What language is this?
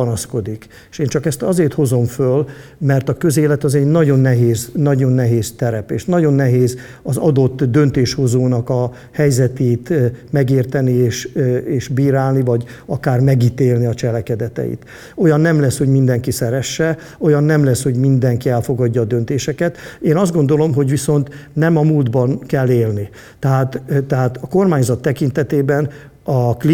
Hungarian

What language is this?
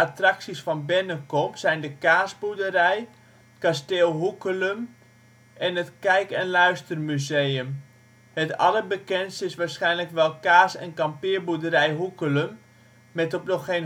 Dutch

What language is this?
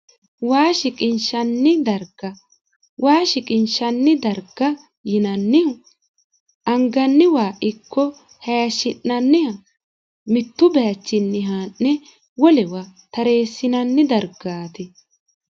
Sidamo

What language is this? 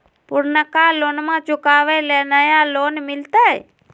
Magahi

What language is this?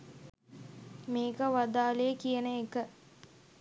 Sinhala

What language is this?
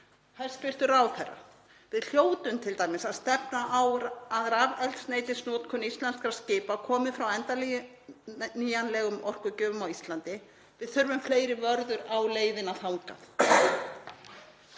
Icelandic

